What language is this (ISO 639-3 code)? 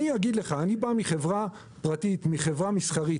heb